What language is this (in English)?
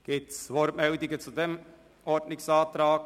Swiss German